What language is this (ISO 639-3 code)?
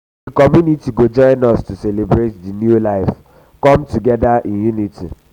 pcm